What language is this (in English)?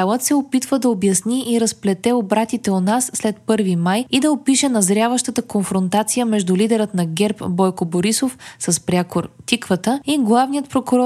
Bulgarian